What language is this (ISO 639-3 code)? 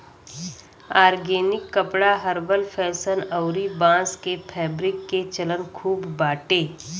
bho